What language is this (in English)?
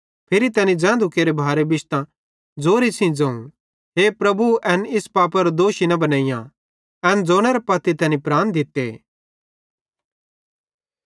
Bhadrawahi